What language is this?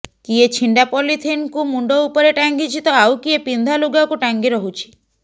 Odia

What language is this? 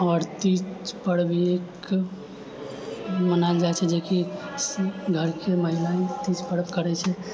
Maithili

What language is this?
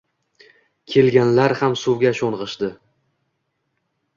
Uzbek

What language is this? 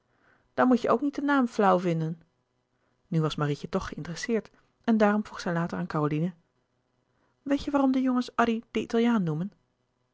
Dutch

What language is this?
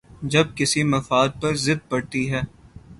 Urdu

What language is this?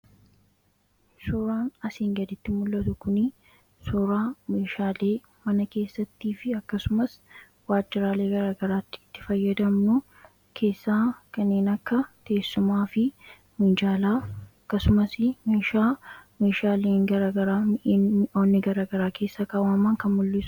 Oromo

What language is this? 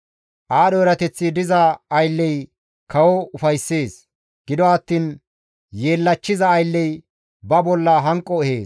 Gamo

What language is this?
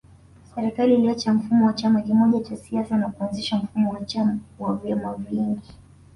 Swahili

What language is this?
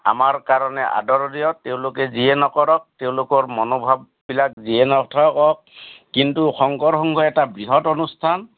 Assamese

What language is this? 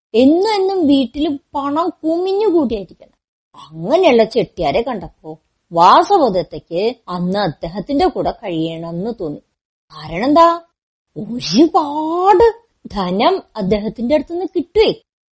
Malayalam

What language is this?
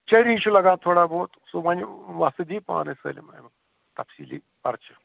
Kashmiri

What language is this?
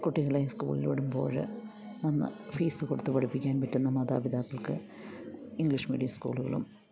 Malayalam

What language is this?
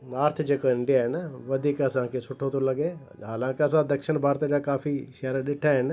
Sindhi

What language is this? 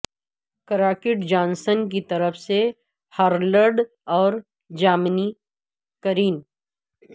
Urdu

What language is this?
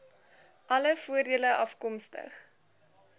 Afrikaans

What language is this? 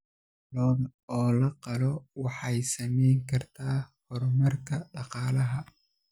Somali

